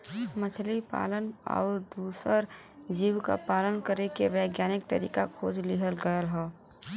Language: Bhojpuri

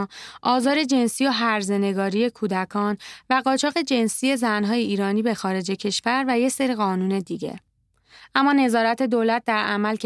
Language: Persian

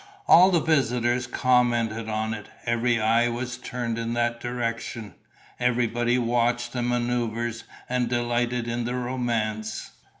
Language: English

